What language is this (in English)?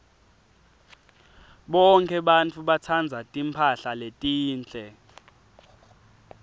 Swati